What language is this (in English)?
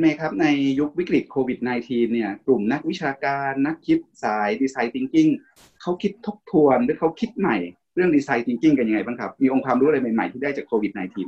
Thai